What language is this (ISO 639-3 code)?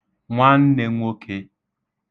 ibo